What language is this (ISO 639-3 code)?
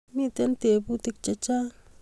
kln